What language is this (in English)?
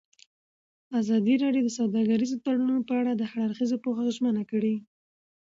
Pashto